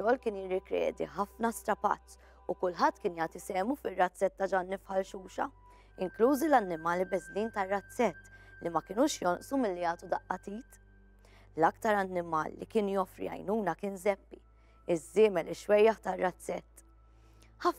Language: Arabic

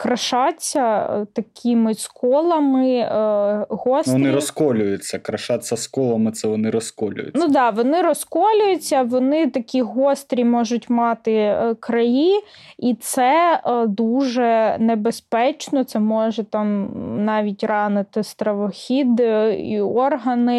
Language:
Ukrainian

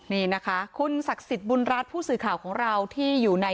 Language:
Thai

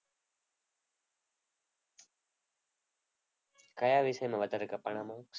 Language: Gujarati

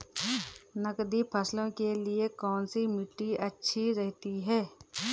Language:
Hindi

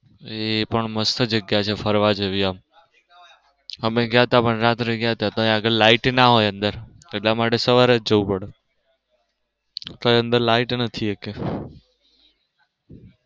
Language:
Gujarati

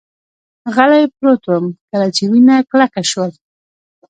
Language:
Pashto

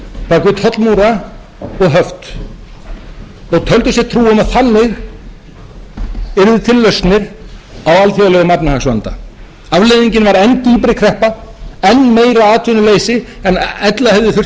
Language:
Icelandic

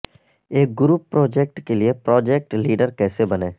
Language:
Urdu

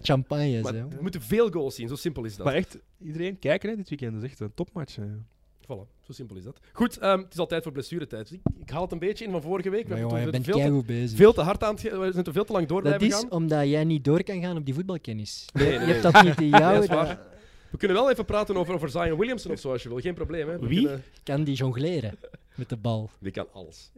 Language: Dutch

